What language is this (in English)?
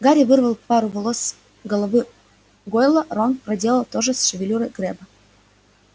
Russian